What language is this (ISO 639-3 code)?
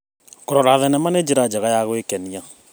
kik